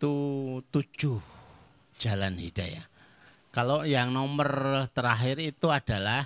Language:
Indonesian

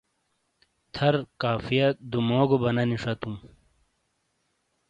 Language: Shina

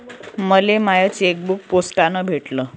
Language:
Marathi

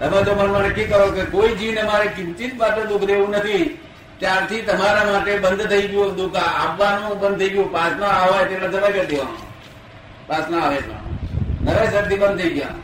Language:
Gujarati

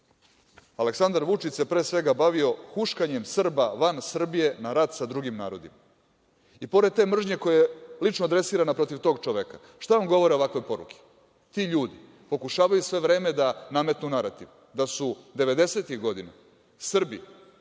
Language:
Serbian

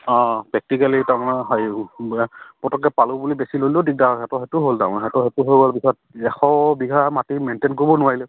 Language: Assamese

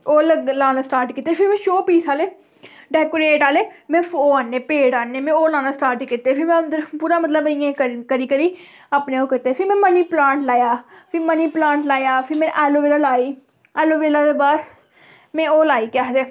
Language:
Dogri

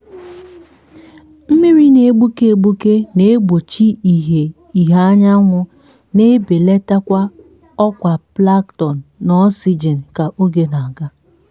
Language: Igbo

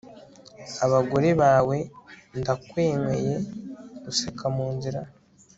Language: Kinyarwanda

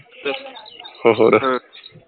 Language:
Punjabi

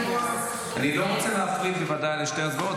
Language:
Hebrew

